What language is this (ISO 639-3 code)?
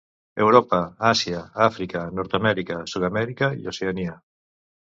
cat